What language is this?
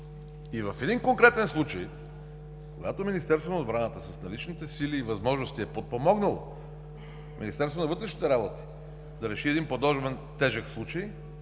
Bulgarian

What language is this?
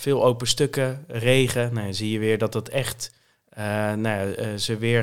Dutch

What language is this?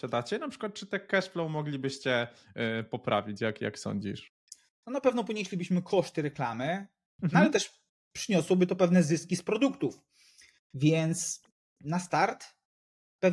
Polish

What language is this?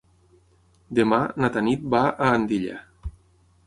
Catalan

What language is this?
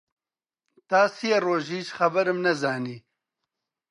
Central Kurdish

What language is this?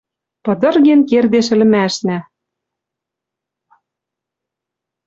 Western Mari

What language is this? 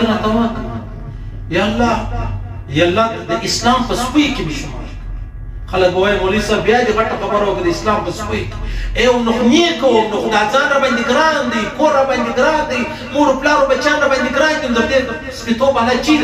Arabic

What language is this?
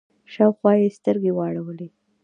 Pashto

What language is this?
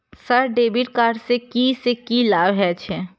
Maithili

